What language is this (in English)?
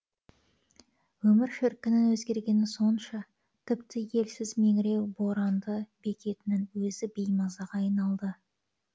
Kazakh